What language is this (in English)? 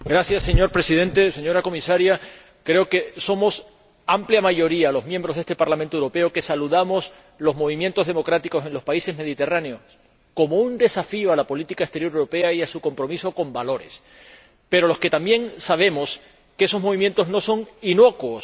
Spanish